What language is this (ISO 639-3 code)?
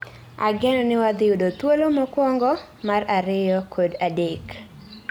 luo